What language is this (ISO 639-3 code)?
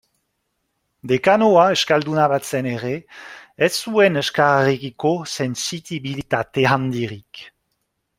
eus